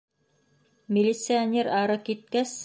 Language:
Bashkir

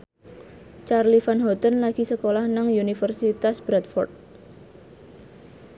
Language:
Javanese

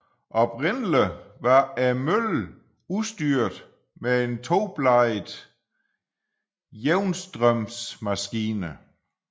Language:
Danish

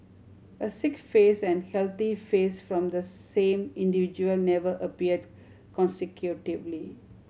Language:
English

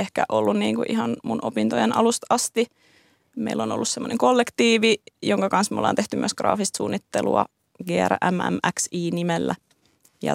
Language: Finnish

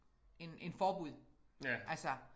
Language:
Danish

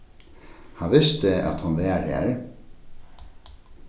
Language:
Faroese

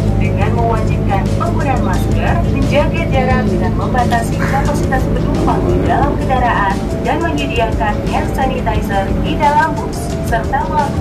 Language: Indonesian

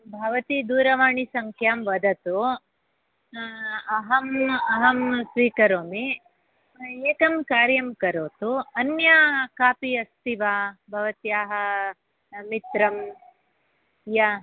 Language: Sanskrit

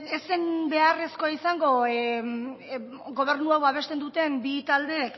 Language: Basque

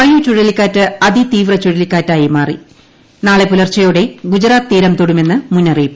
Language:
Malayalam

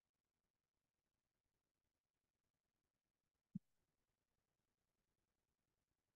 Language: Tamil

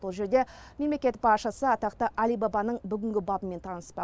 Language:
Kazakh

